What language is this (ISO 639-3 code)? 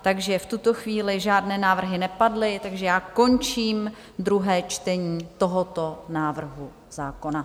ces